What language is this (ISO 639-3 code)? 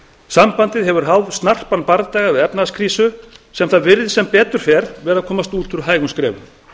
isl